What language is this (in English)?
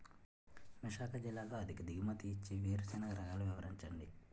Telugu